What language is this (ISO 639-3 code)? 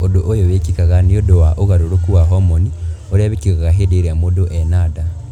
kik